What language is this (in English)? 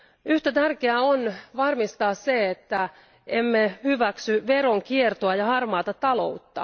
Finnish